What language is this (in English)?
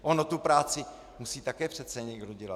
Czech